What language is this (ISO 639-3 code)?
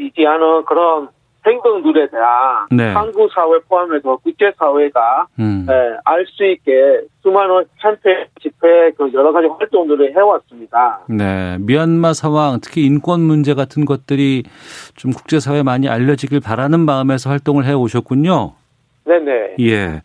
kor